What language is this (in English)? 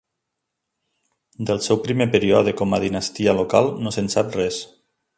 Catalan